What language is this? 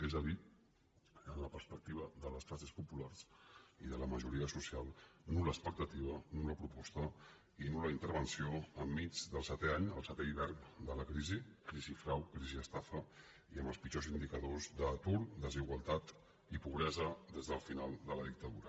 Catalan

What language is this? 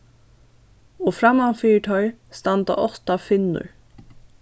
Faroese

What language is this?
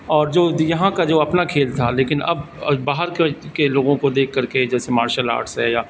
Urdu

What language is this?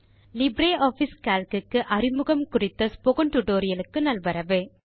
Tamil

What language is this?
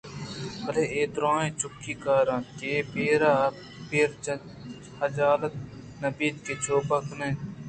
Eastern Balochi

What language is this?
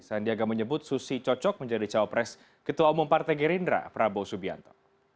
Indonesian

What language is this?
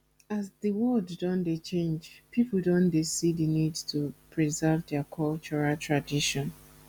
Nigerian Pidgin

